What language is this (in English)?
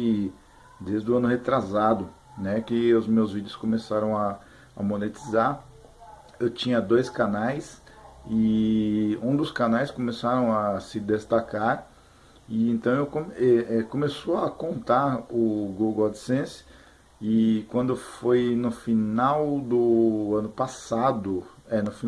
Portuguese